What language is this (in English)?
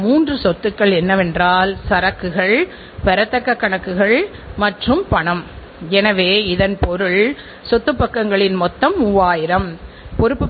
Tamil